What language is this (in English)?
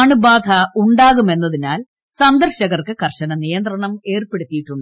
Malayalam